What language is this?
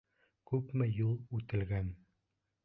Bashkir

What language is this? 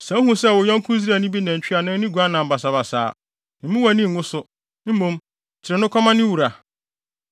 Akan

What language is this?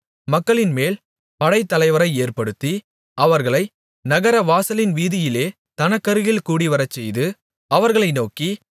Tamil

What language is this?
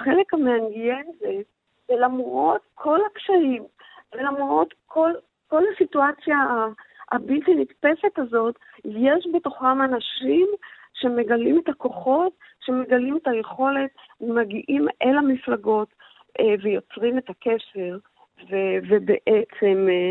Hebrew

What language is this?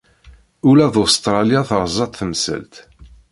Kabyle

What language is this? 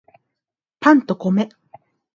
Japanese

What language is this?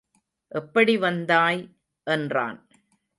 Tamil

